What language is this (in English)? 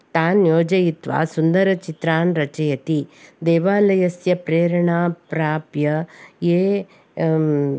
Sanskrit